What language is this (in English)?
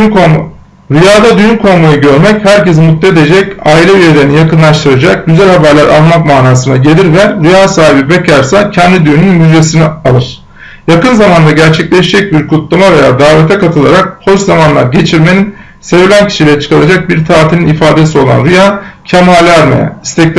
Turkish